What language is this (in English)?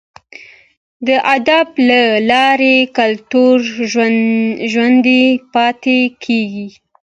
Pashto